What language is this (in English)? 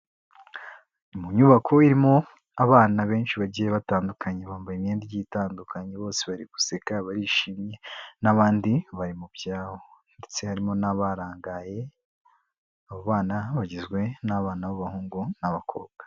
Kinyarwanda